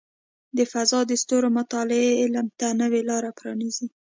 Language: Pashto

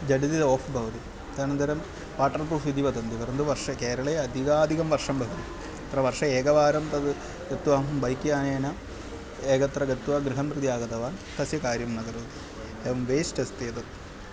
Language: Sanskrit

